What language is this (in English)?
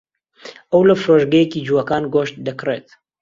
Central Kurdish